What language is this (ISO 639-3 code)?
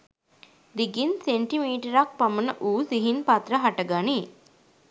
sin